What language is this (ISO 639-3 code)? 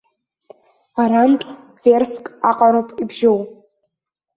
abk